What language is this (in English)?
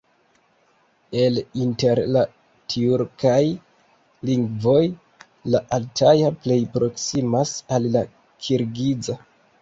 Esperanto